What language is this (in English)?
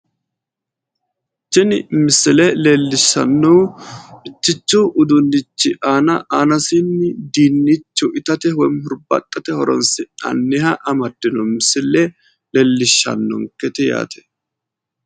Sidamo